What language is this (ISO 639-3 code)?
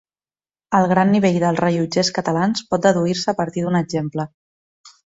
cat